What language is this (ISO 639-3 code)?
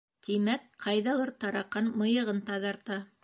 bak